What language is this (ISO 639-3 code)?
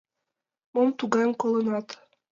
chm